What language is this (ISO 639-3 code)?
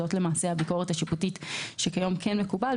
heb